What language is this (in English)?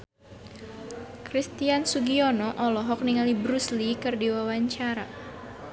Sundanese